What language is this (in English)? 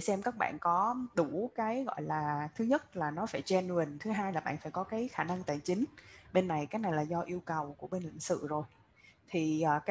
Vietnamese